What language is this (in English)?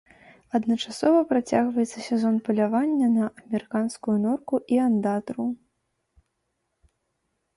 Belarusian